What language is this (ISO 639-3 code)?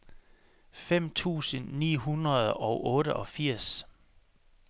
dan